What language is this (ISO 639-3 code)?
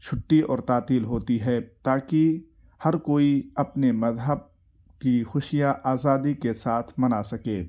urd